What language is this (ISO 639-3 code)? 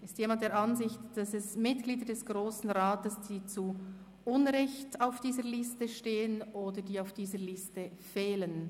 gsw